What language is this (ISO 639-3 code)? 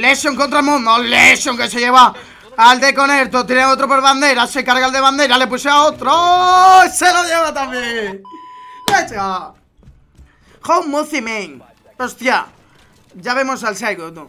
spa